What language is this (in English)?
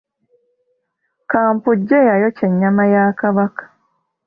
Ganda